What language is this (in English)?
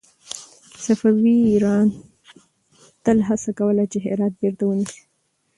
Pashto